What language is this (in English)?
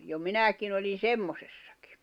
Finnish